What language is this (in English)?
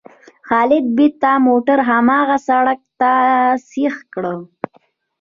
Pashto